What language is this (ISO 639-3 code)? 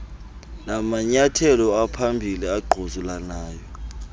xho